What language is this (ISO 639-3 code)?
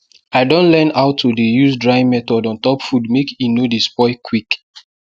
pcm